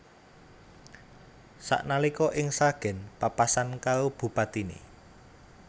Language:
Javanese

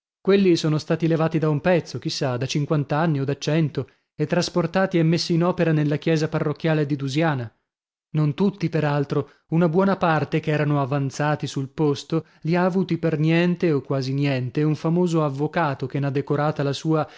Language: Italian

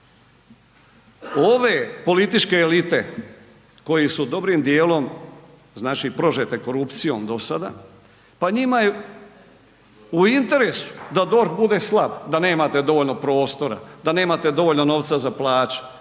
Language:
Croatian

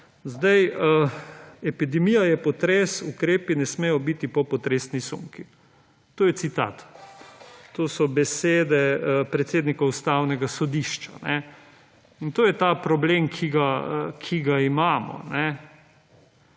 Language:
Slovenian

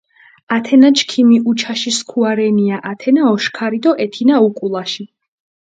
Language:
Mingrelian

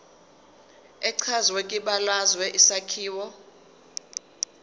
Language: Zulu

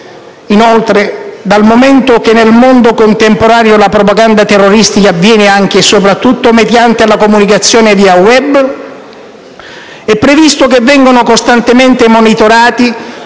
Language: Italian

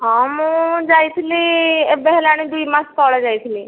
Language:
Odia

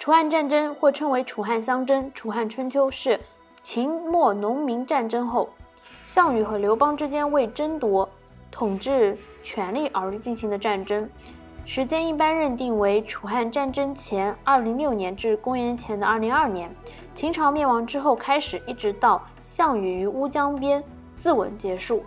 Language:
Chinese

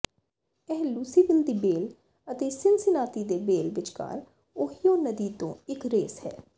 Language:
Punjabi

